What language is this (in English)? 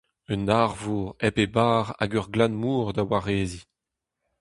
Breton